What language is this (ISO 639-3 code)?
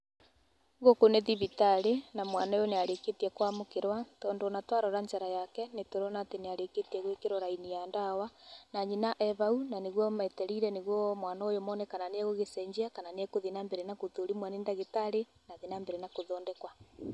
kik